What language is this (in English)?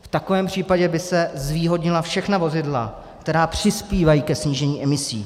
Czech